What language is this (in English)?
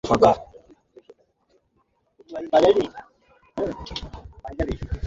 Bangla